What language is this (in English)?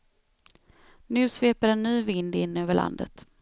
Swedish